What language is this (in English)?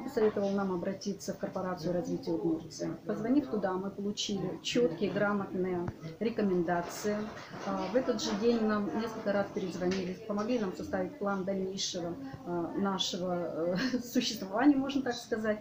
Russian